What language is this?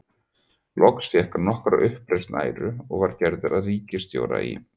Icelandic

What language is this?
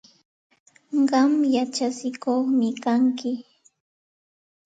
Santa Ana de Tusi Pasco Quechua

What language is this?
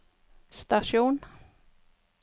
Norwegian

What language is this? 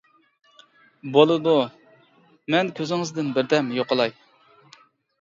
Uyghur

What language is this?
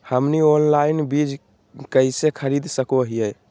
Magahi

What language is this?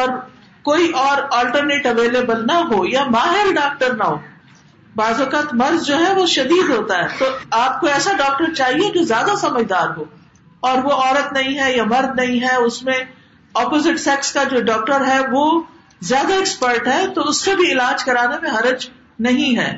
Urdu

